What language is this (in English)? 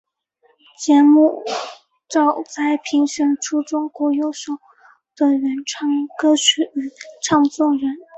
Chinese